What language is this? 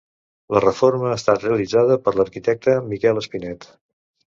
Catalan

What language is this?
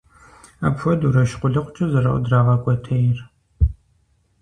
Kabardian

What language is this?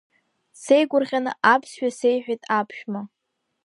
Abkhazian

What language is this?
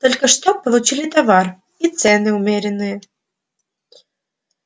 Russian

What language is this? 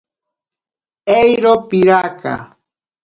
Ashéninka Perené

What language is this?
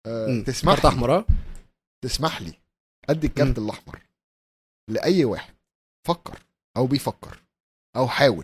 Arabic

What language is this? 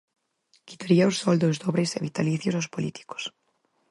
Galician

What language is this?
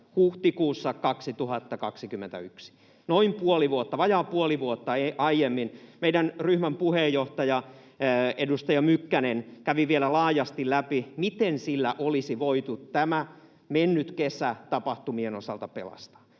Finnish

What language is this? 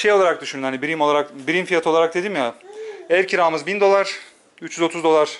Turkish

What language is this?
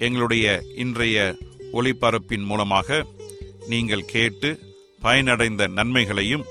Tamil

